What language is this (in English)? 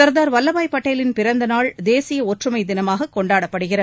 Tamil